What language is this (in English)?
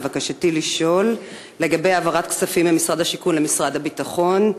Hebrew